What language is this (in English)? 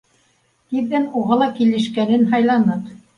Bashkir